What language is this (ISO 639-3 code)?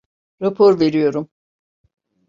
tur